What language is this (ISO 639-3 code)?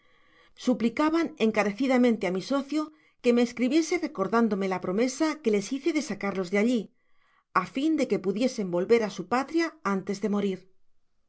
spa